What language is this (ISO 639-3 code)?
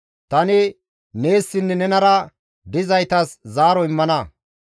gmv